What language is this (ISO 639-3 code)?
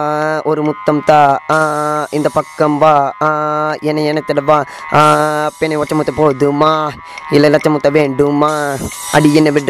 tam